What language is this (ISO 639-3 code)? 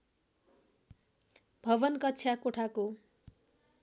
nep